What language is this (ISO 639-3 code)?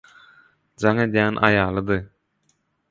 tuk